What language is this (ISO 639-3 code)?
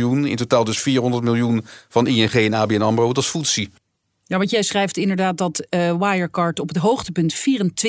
nld